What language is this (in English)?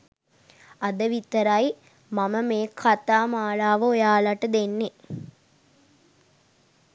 Sinhala